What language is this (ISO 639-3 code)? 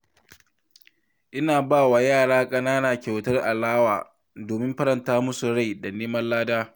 hau